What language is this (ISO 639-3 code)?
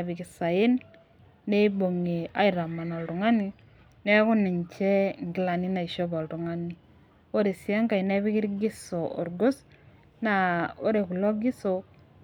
mas